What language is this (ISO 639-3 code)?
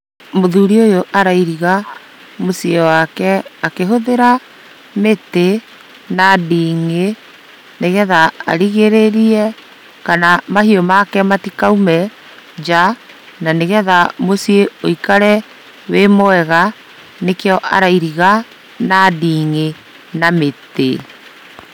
kik